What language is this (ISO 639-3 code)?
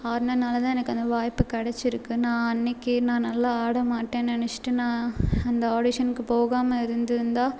tam